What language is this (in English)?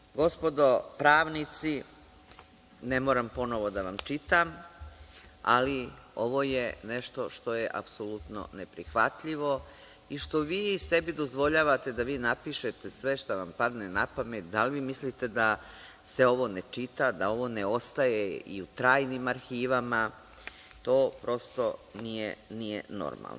Serbian